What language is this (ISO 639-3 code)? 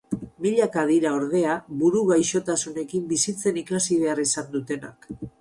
eus